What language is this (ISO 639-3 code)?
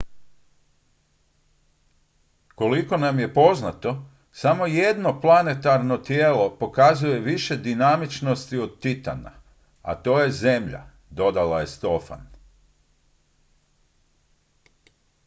hrv